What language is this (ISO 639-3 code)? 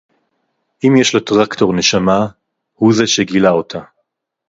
heb